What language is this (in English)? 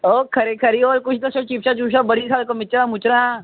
Dogri